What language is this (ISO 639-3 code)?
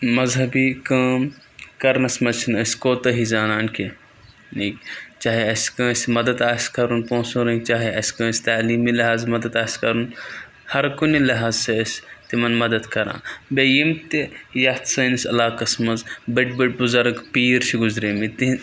kas